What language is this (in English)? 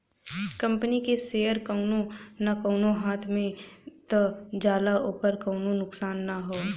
Bhojpuri